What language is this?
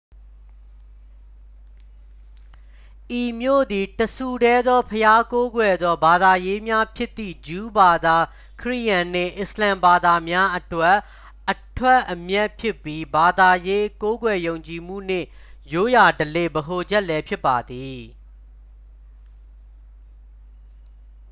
Burmese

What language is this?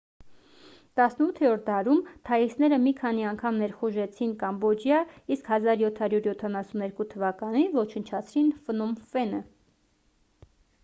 Armenian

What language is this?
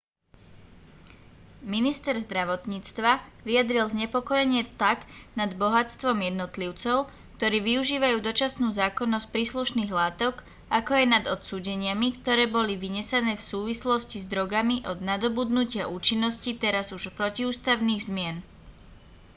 Slovak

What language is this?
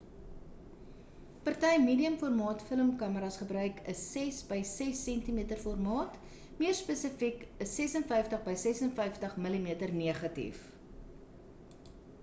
Afrikaans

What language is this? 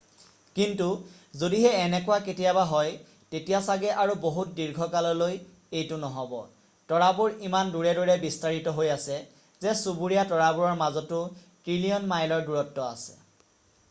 Assamese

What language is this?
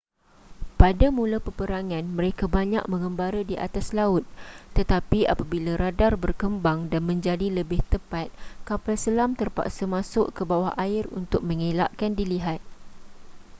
Malay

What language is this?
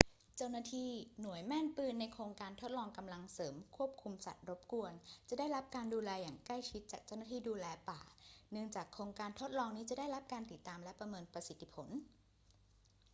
Thai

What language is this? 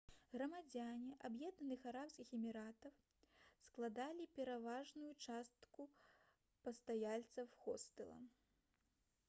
Belarusian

